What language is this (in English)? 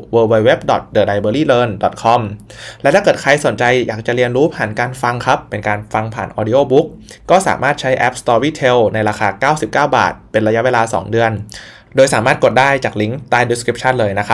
Thai